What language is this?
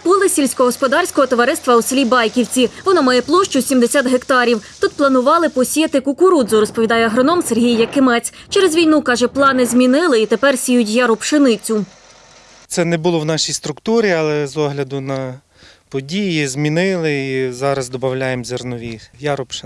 Ukrainian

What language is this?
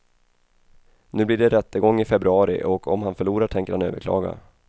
Swedish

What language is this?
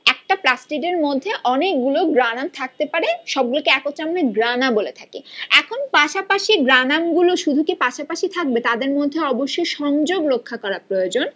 Bangla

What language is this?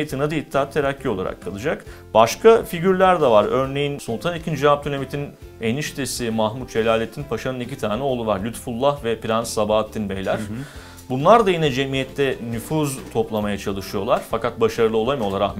Turkish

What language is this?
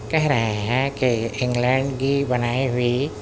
Urdu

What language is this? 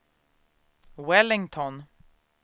Swedish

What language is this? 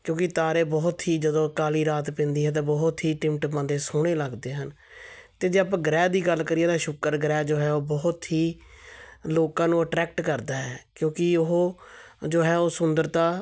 Punjabi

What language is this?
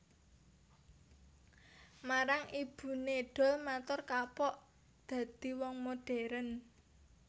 Javanese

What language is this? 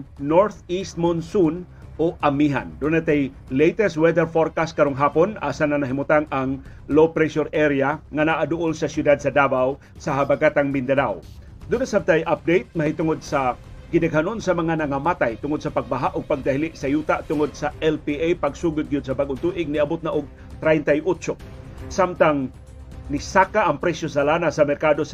Filipino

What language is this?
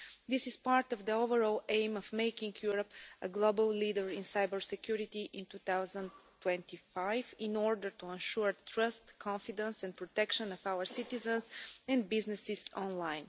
English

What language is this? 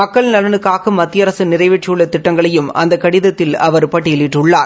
Tamil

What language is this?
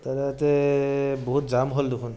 Assamese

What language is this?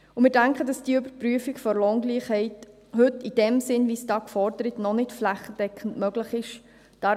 Swiss German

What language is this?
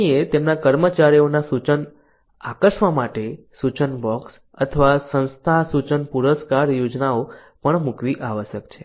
Gujarati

